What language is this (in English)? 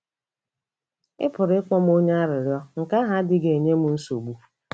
Igbo